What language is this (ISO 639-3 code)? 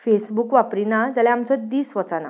kok